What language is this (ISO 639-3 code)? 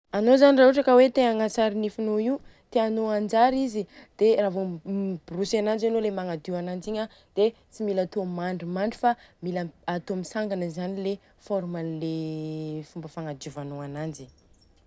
bzc